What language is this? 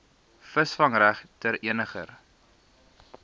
Afrikaans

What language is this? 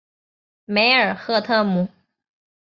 Chinese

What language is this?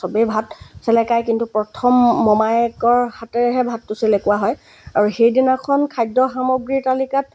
Assamese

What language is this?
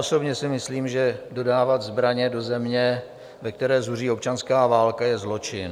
Czech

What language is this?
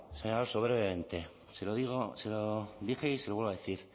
Spanish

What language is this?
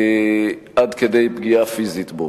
Hebrew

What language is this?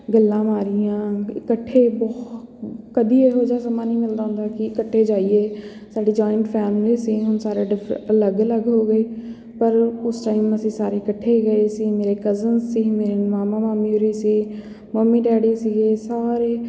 Punjabi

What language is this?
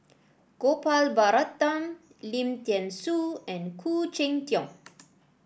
English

